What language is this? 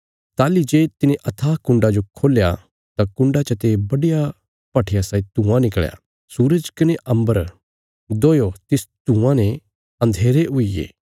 Bilaspuri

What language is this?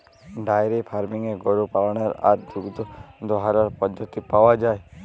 Bangla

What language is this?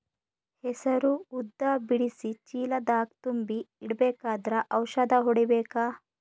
Kannada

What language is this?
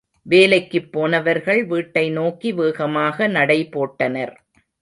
Tamil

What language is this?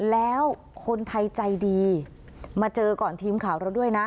Thai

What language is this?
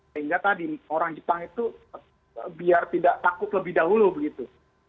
Indonesian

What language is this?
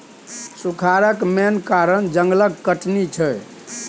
Maithili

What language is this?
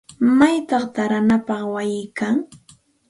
Santa Ana de Tusi Pasco Quechua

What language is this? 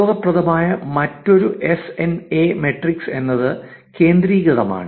Malayalam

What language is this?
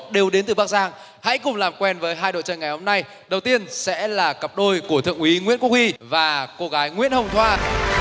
Vietnamese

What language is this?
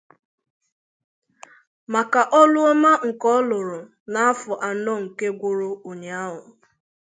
Igbo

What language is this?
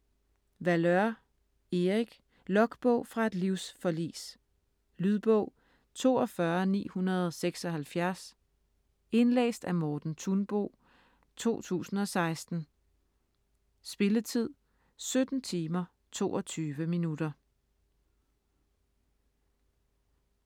Danish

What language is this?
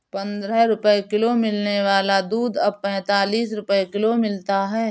Hindi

